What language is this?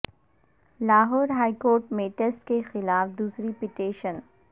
Urdu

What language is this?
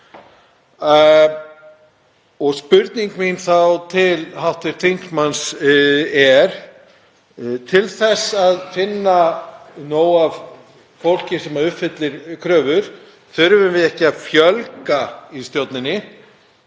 Icelandic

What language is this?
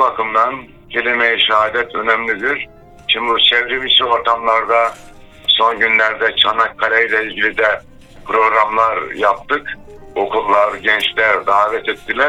Turkish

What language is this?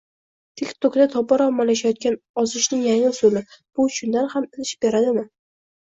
Uzbek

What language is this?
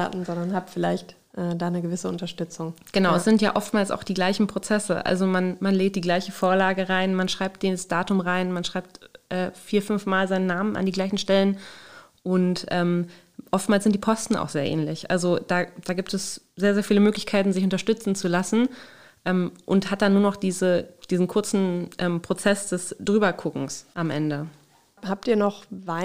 German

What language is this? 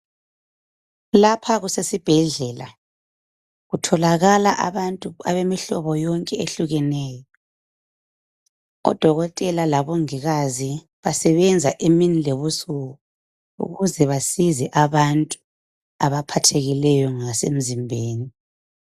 North Ndebele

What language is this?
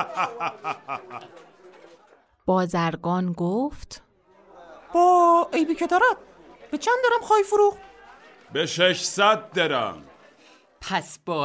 Persian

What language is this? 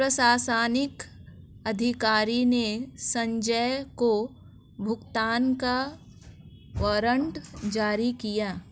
Hindi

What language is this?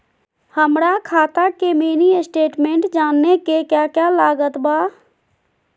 Magahi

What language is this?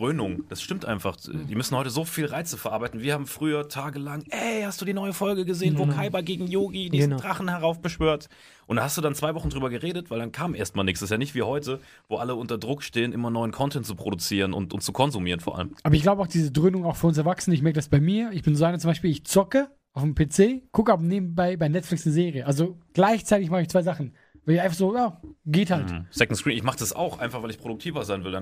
German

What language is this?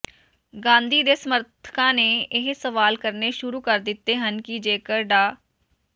Punjabi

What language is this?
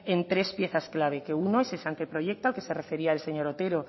Spanish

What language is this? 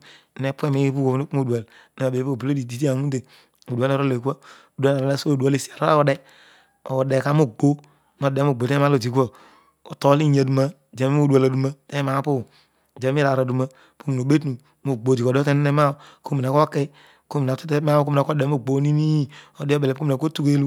Odual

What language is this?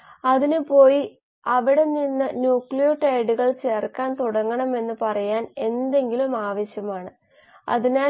Malayalam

